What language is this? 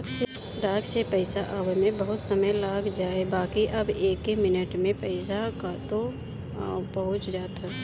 Bhojpuri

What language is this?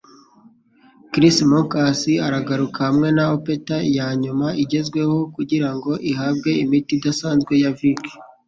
Kinyarwanda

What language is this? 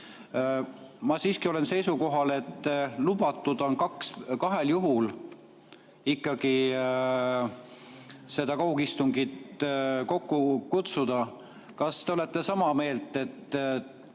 Estonian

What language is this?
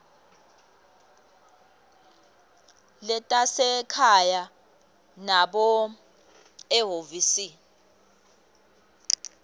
Swati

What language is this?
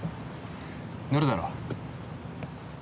Japanese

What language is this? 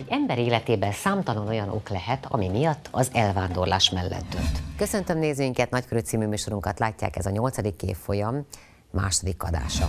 Hungarian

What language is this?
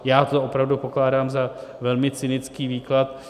Czech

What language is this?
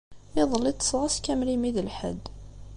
Kabyle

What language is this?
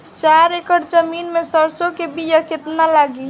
Bhojpuri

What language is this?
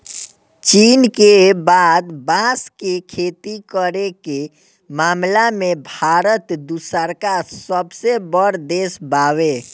Bhojpuri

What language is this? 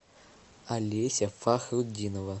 Russian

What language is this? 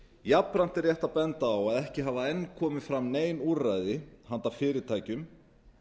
Icelandic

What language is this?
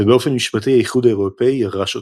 Hebrew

